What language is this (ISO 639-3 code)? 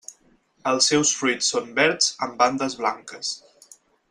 cat